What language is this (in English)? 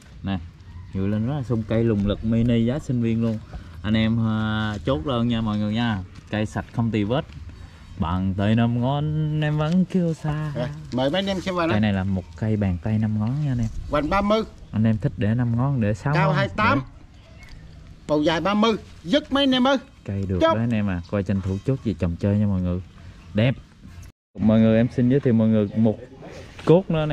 Vietnamese